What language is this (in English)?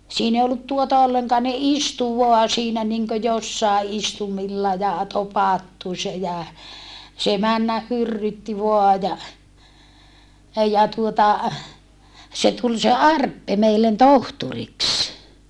Finnish